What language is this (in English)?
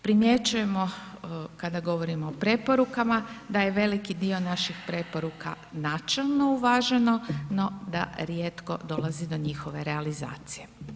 Croatian